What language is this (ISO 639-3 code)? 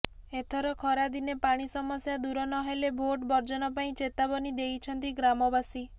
ori